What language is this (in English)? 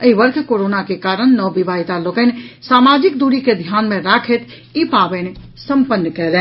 Maithili